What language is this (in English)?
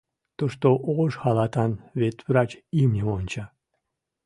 Mari